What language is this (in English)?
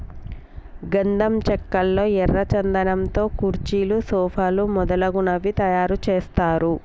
Telugu